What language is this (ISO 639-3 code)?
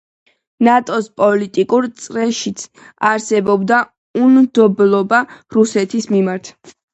kat